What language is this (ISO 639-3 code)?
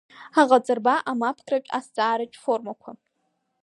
abk